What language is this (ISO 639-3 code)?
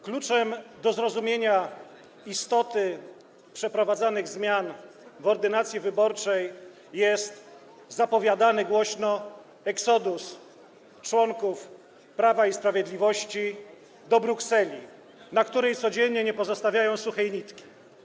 pol